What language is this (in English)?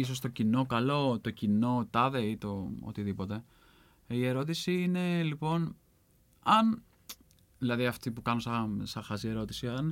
Greek